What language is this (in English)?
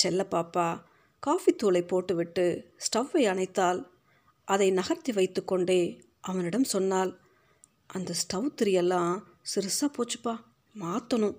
Tamil